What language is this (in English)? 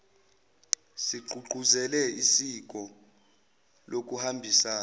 Zulu